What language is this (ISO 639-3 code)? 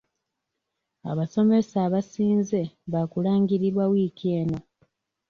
lug